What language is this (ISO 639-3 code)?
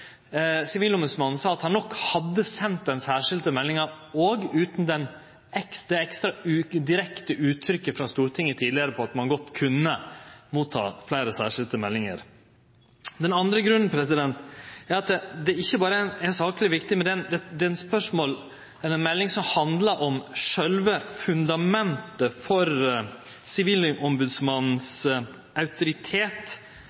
nno